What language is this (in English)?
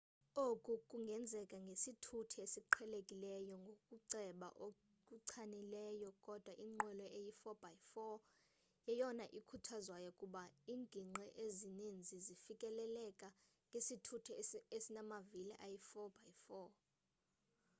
Xhosa